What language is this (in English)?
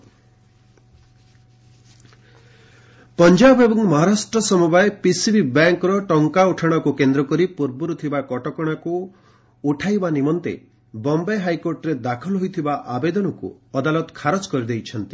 Odia